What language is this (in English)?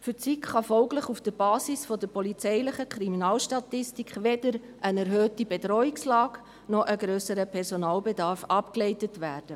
Swiss German